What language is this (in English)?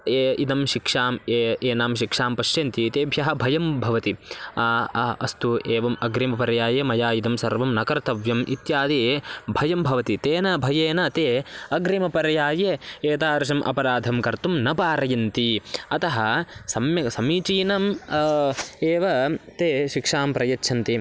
Sanskrit